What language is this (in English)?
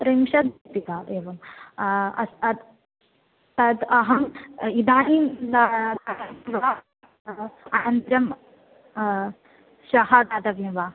Sanskrit